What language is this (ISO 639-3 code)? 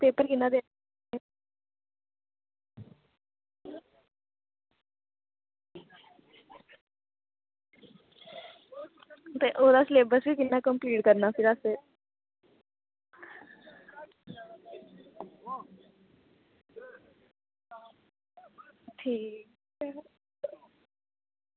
doi